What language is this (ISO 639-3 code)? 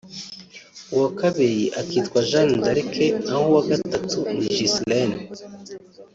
kin